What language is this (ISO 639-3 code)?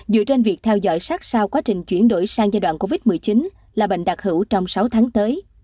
vie